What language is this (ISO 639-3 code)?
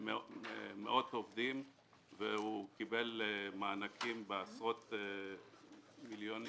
heb